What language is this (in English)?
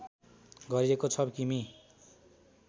Nepali